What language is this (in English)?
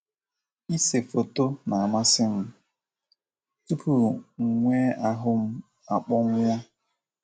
Igbo